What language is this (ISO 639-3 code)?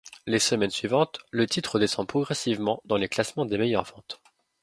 fra